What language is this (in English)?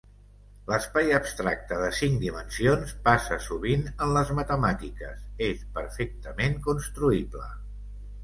Catalan